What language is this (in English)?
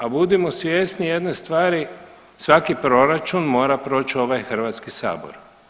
Croatian